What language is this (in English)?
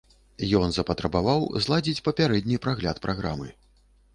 Belarusian